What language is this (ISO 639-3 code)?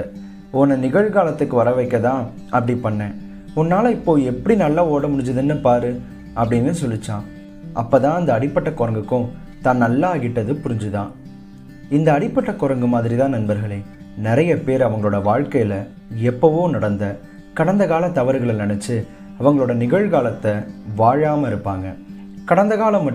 tam